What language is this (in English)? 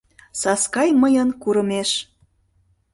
Mari